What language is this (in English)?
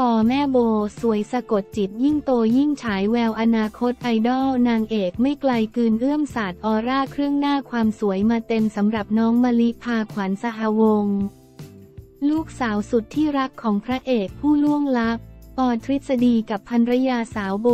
Thai